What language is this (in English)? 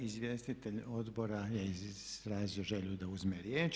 Croatian